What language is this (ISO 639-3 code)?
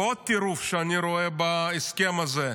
heb